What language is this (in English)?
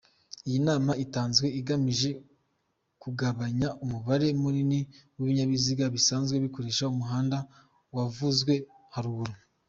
Kinyarwanda